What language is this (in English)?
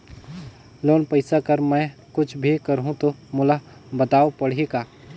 Chhattisgarhi